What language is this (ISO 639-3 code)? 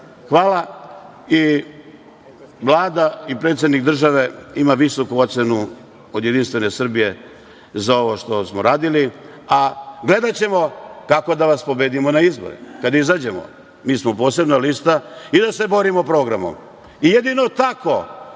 srp